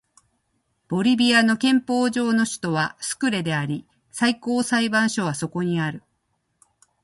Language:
Japanese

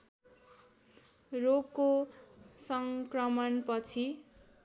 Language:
Nepali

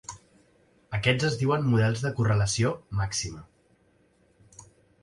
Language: Catalan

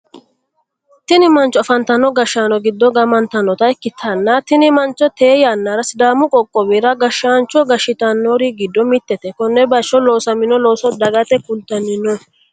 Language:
Sidamo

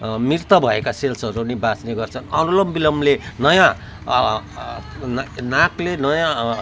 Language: Nepali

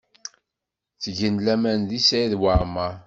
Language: Kabyle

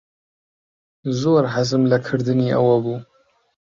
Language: Central Kurdish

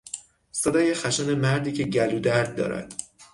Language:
Persian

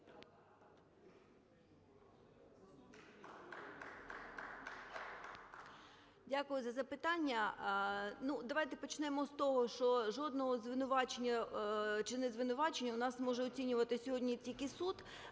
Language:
Ukrainian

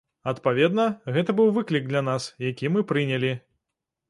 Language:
Belarusian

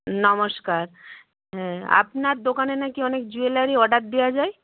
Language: Bangla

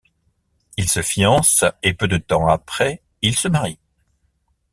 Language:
French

